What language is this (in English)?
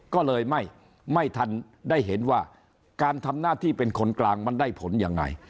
Thai